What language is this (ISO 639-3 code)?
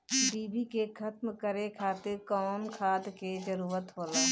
bho